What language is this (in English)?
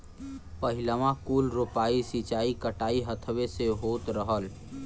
Bhojpuri